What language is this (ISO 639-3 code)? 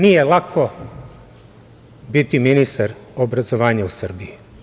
srp